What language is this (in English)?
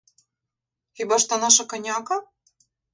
Ukrainian